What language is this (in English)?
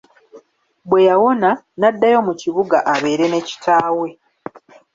Ganda